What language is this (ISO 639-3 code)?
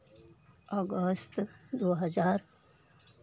mai